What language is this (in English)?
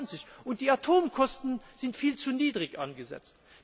German